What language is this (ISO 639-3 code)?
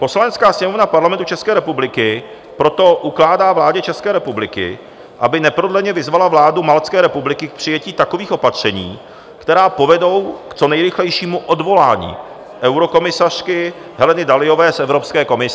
ces